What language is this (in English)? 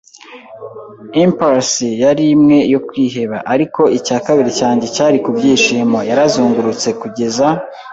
Kinyarwanda